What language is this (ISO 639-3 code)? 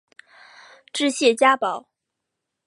zho